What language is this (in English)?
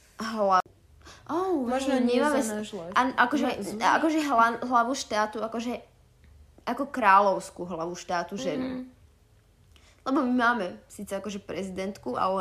Slovak